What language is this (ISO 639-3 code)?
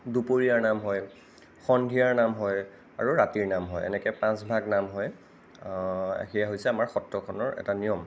asm